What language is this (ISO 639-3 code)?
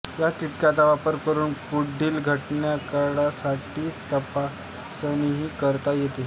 mar